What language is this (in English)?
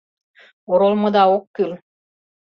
Mari